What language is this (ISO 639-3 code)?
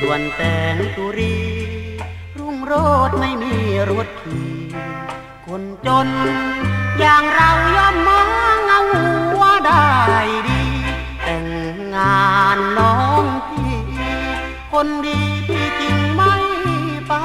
tha